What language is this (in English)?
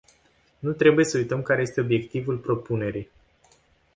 Romanian